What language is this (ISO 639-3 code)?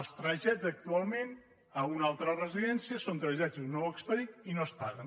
cat